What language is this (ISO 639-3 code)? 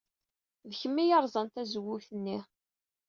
kab